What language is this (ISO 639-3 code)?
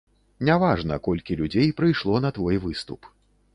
bel